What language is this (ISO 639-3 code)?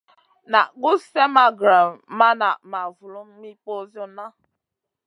mcn